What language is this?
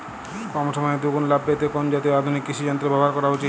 Bangla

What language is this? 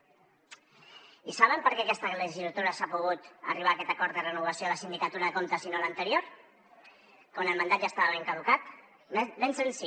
Catalan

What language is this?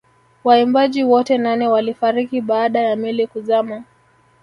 Swahili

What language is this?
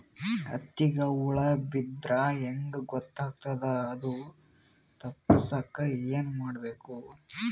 Kannada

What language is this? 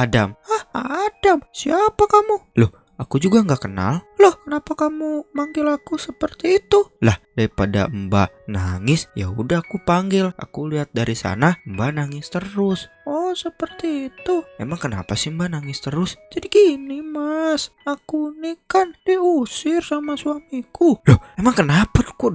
Indonesian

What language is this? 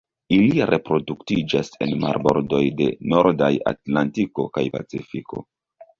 Esperanto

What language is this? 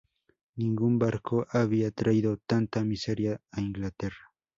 Spanish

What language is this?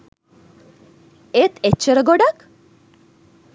Sinhala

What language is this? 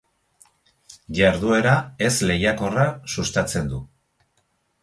Basque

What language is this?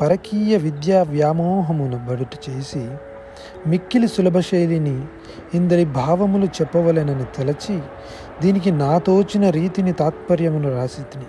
Telugu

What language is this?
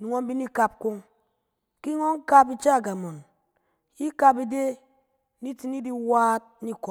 Cen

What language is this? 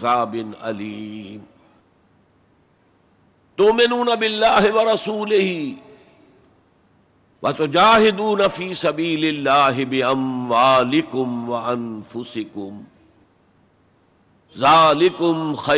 Urdu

